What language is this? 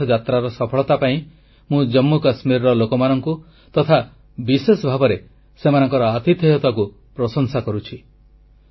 Odia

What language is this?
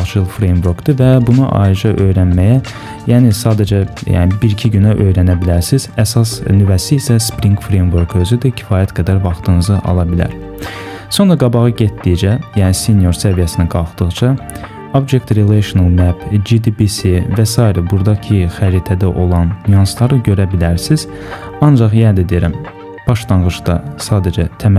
Turkish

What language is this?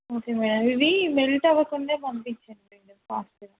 Telugu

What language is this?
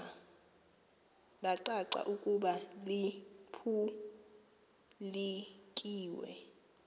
Xhosa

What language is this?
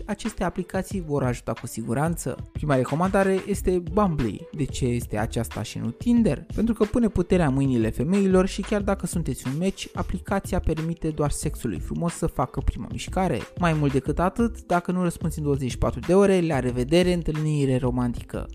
Romanian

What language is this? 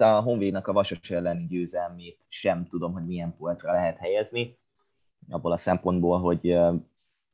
Hungarian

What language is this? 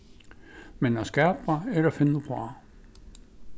Faroese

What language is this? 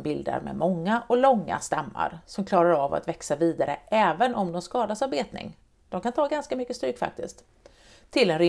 Swedish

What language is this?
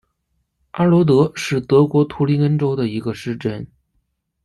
Chinese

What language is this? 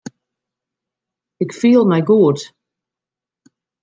Western Frisian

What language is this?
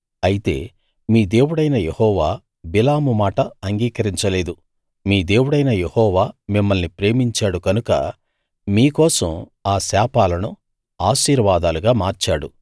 Telugu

